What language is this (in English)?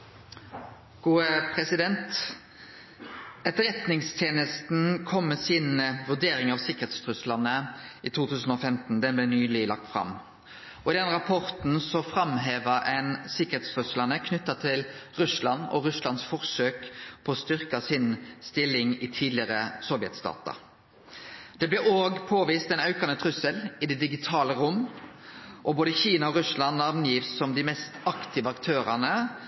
Norwegian Nynorsk